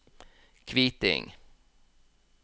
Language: Norwegian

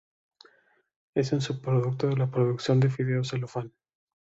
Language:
Spanish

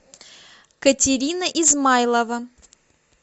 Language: Russian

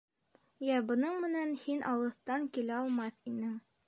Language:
Bashkir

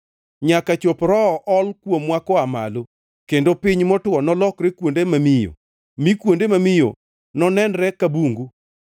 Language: Luo (Kenya and Tanzania)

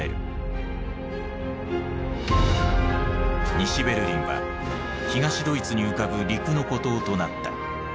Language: Japanese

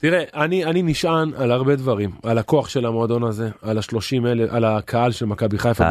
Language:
Hebrew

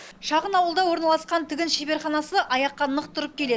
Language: Kazakh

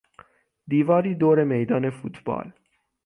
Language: Persian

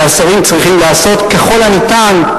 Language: Hebrew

